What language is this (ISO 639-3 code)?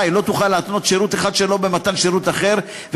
heb